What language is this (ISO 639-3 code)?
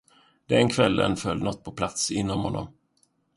swe